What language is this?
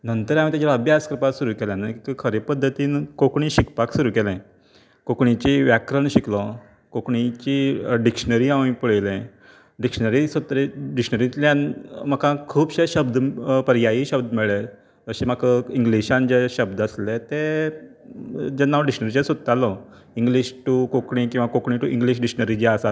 Konkani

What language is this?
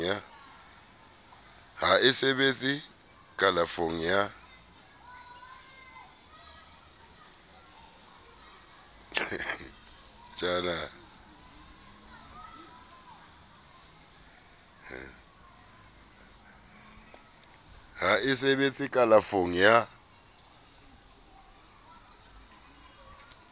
Southern Sotho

